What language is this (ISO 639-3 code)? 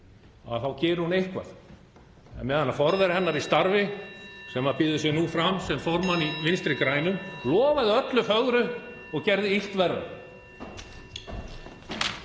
isl